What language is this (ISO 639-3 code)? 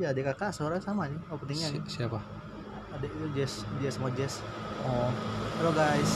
ind